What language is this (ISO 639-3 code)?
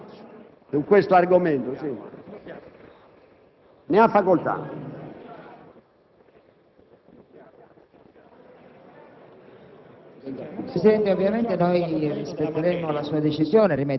ita